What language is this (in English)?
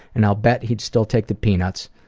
English